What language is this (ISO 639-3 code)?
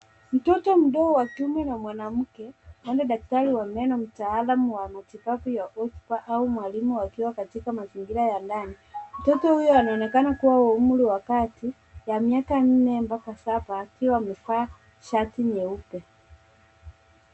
swa